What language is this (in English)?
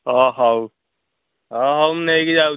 Odia